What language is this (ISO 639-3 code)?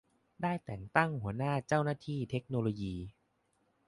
tha